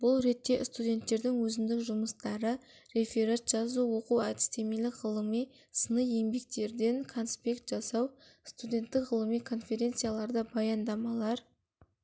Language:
Kazakh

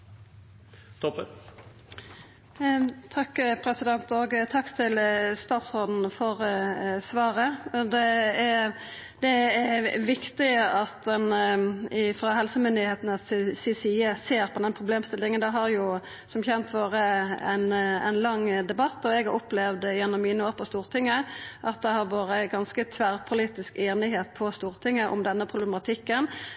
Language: Norwegian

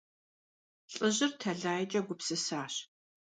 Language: Kabardian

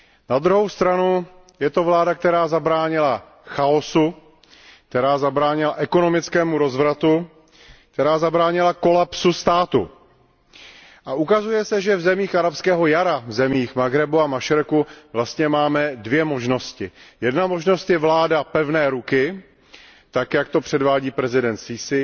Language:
Czech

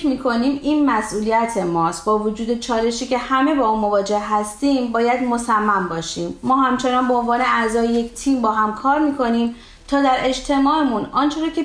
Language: Persian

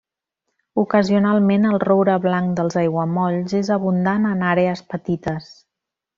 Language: Catalan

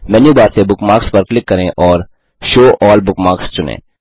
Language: Hindi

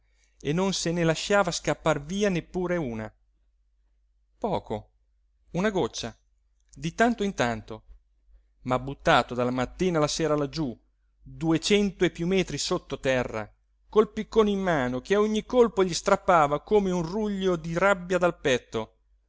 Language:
Italian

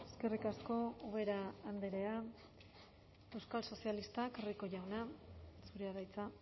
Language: Basque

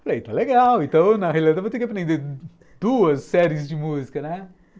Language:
Portuguese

